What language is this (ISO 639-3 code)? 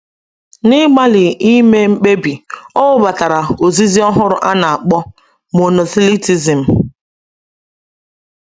ibo